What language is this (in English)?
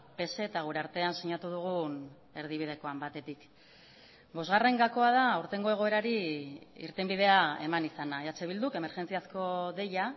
Basque